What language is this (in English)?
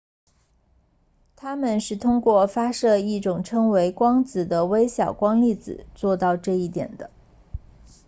Chinese